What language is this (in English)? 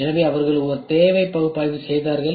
Tamil